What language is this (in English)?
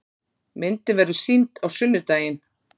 Icelandic